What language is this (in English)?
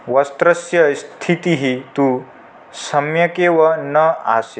Sanskrit